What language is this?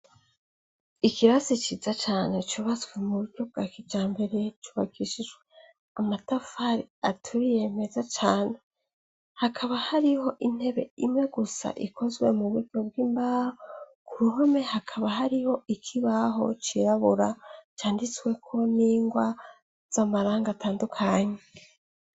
Rundi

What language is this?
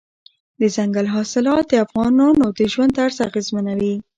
Pashto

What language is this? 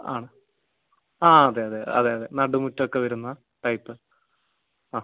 Malayalam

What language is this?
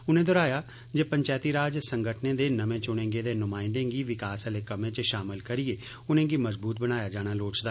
Dogri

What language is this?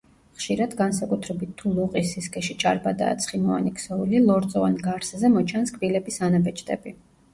Georgian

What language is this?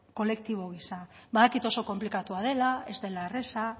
Basque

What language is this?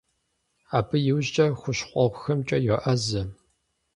Kabardian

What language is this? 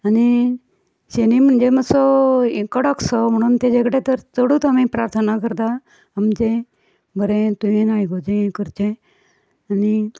Konkani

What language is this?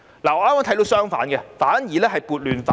Cantonese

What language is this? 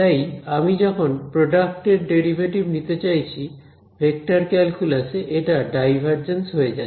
Bangla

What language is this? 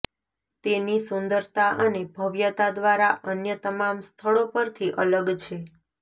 Gujarati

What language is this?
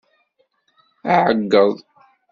Kabyle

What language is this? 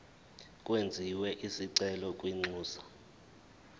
Zulu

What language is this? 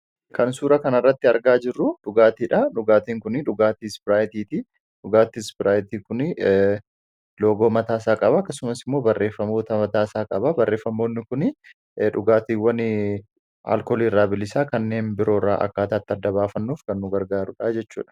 Oromo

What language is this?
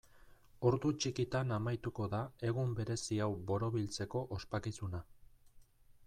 Basque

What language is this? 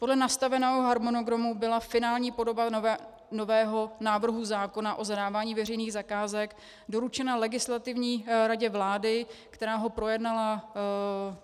Czech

